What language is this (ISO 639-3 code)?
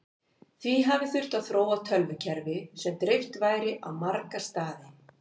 isl